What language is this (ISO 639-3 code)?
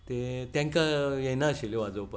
kok